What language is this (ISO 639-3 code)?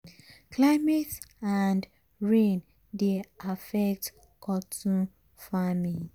pcm